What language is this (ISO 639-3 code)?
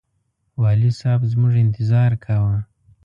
pus